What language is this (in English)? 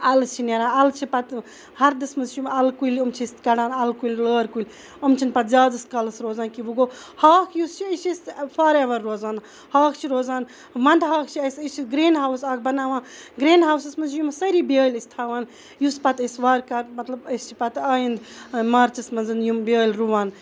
Kashmiri